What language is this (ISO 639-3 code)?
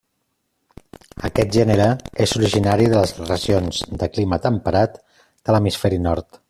cat